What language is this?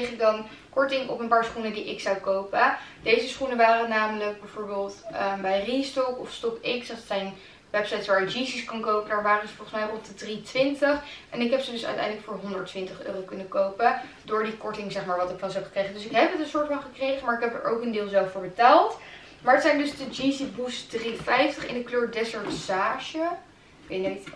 Dutch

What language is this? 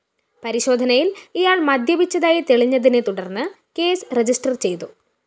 Malayalam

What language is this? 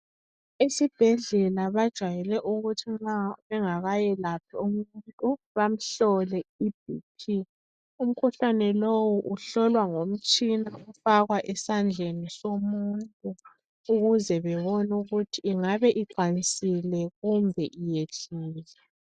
North Ndebele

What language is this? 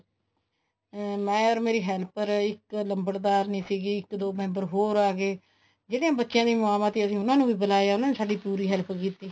Punjabi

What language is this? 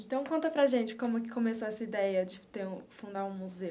Portuguese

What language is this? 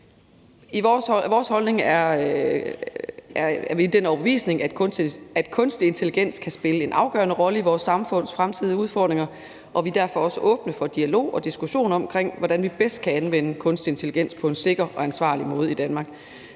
Danish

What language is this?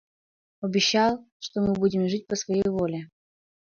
Mari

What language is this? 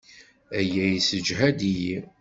Kabyle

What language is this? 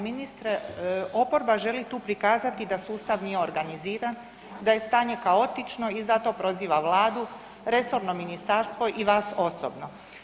Croatian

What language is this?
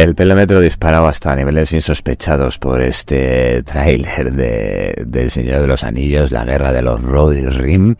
Spanish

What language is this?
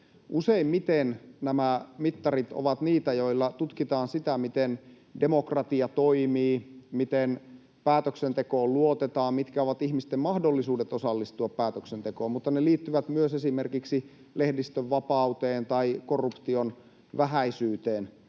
Finnish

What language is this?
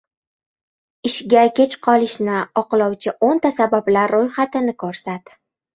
Uzbek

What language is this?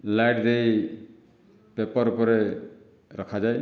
Odia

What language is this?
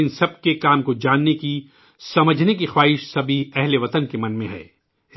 Urdu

